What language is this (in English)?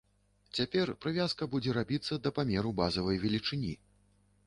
Belarusian